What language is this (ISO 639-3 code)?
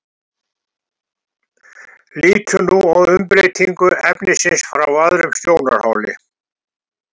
isl